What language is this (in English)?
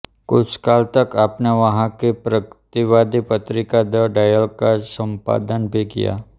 Hindi